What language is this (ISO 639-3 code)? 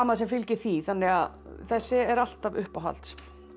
isl